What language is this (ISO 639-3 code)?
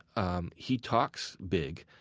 eng